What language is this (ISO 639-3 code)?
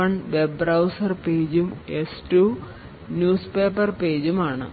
mal